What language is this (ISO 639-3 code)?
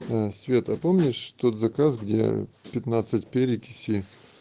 rus